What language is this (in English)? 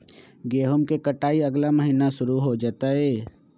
Magahi